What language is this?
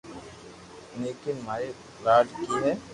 Loarki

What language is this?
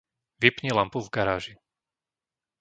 Slovak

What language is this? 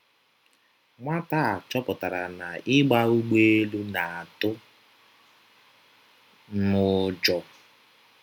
Igbo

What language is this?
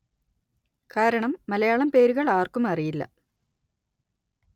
Malayalam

